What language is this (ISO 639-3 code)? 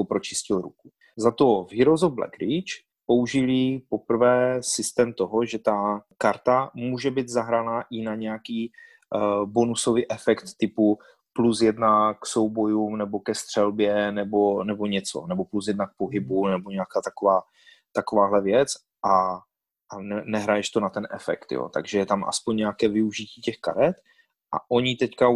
ces